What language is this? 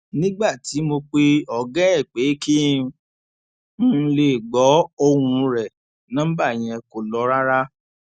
Yoruba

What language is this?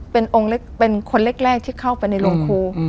Thai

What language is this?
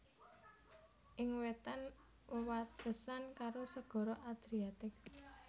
Javanese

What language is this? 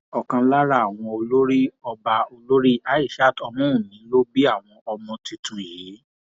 Yoruba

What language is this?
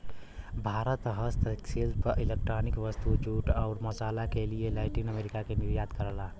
Bhojpuri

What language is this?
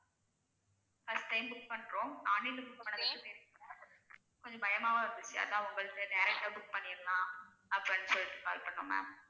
Tamil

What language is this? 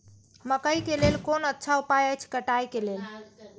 Maithili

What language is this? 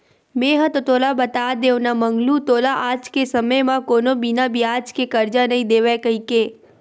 Chhattisgarhi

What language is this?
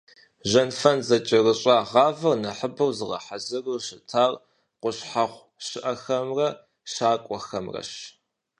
Kabardian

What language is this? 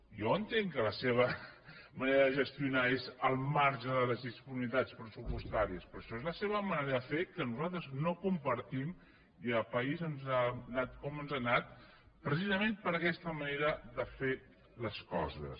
Catalan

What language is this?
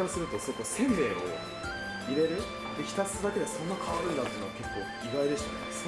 Japanese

